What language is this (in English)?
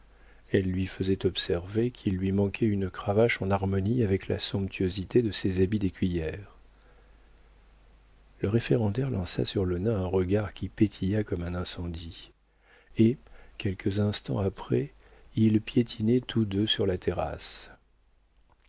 French